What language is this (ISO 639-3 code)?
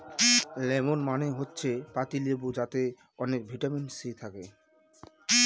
ben